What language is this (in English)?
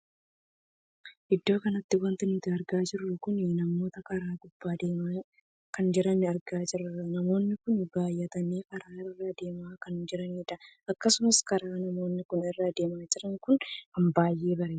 Oromo